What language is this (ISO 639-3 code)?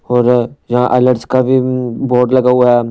hin